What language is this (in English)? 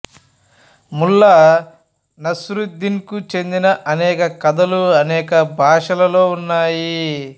Telugu